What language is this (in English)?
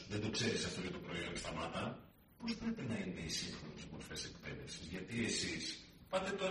Greek